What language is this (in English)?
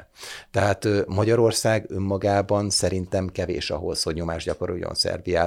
Hungarian